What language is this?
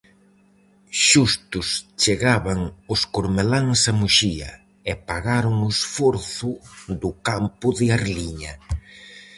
Galician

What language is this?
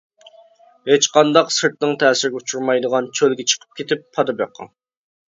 Uyghur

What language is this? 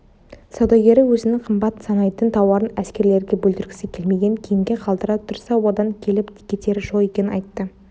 Kazakh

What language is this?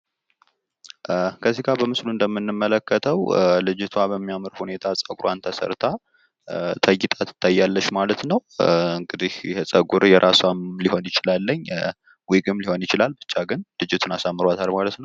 Amharic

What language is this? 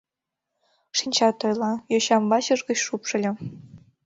Mari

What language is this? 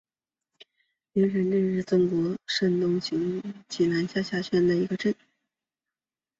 Chinese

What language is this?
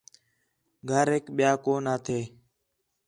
Khetrani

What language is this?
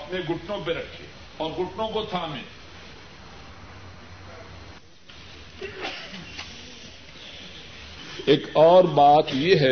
Urdu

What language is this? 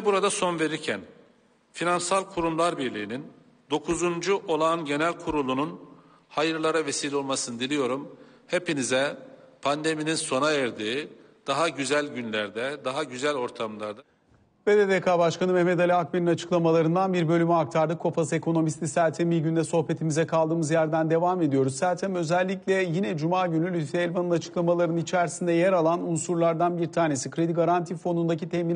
Turkish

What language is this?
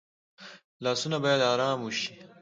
Pashto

